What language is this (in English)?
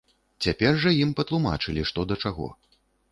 Belarusian